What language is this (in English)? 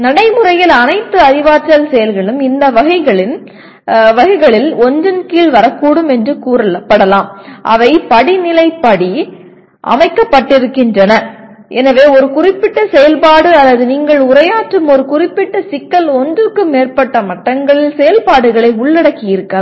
Tamil